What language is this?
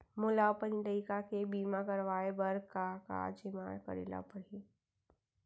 Chhattisgarhi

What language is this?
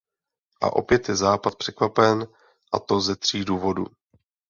Czech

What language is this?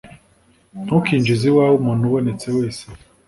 Kinyarwanda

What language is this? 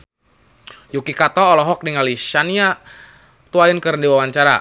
Sundanese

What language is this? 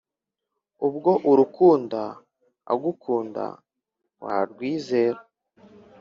Kinyarwanda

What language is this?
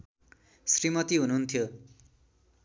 Nepali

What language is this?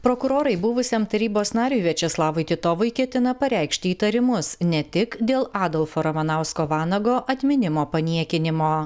Lithuanian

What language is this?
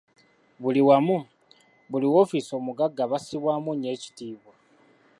Ganda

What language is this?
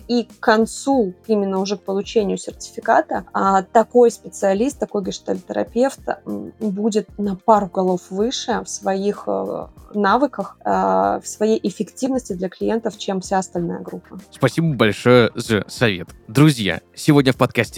Russian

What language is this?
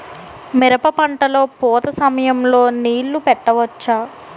Telugu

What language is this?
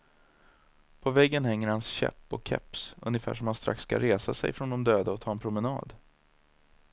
Swedish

